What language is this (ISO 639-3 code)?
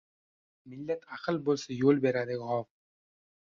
uzb